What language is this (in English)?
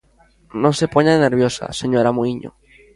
Galician